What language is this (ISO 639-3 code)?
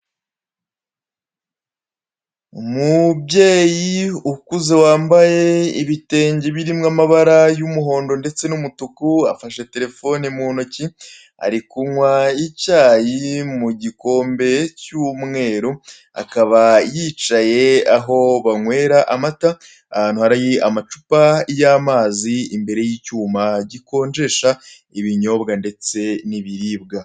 kin